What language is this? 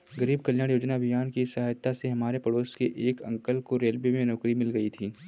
Hindi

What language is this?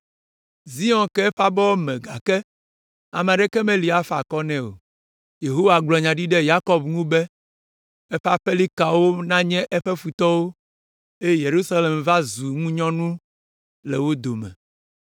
Ewe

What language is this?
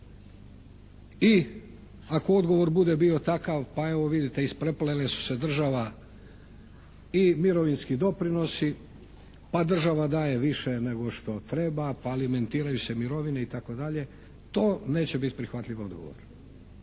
Croatian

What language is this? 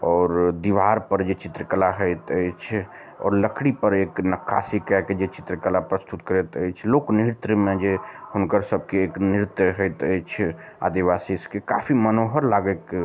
Maithili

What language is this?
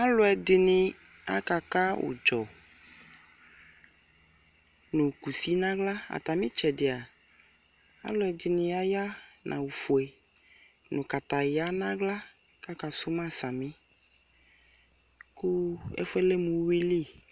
Ikposo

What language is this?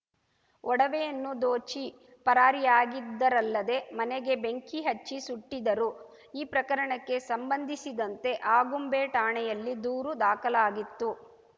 Kannada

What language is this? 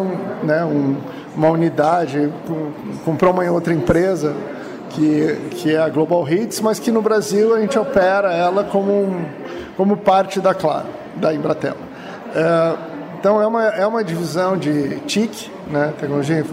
Portuguese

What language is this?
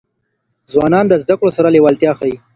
Pashto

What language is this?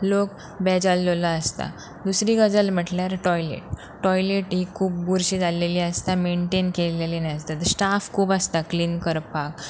Konkani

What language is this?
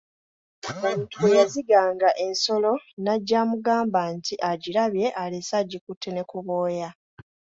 Ganda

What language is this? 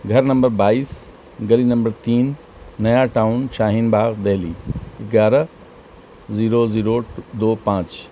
Urdu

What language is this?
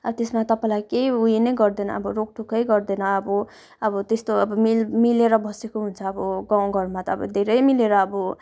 Nepali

